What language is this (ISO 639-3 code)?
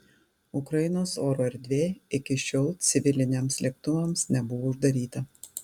lit